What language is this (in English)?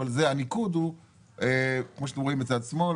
Hebrew